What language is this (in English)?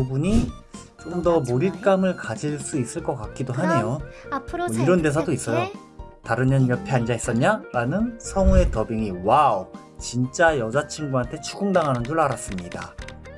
Korean